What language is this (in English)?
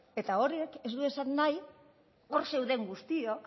Basque